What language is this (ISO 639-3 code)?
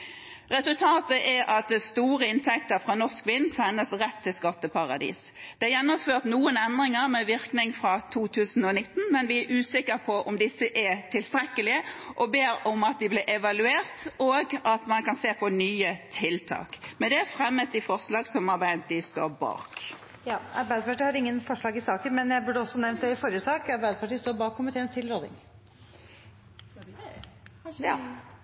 nor